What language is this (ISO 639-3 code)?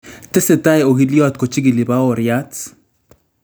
kln